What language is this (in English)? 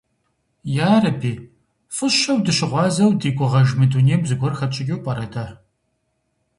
Kabardian